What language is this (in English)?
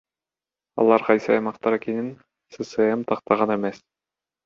Kyrgyz